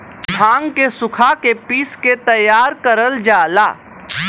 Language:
Bhojpuri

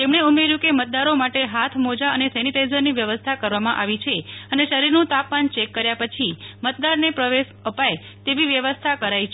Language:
Gujarati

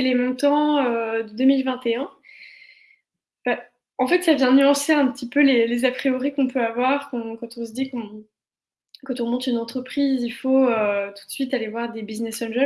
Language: French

